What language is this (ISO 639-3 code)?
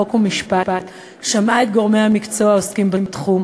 heb